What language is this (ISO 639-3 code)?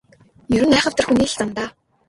mon